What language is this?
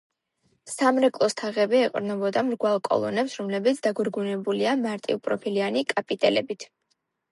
Georgian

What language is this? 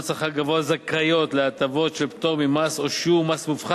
Hebrew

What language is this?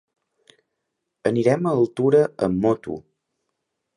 Catalan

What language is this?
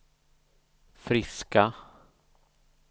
Swedish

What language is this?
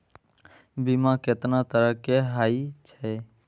Maithili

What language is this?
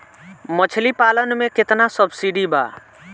Bhojpuri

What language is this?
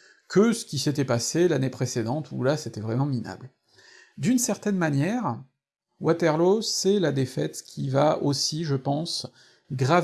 French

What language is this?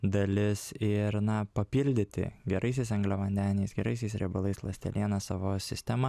Lithuanian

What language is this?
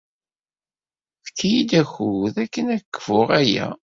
Kabyle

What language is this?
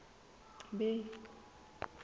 Southern Sotho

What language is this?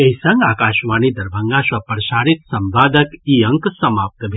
Maithili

